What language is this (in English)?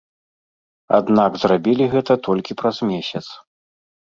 Belarusian